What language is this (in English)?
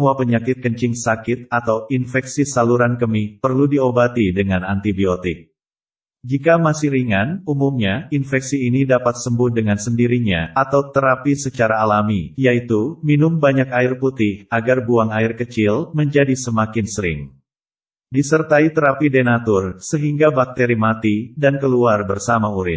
Indonesian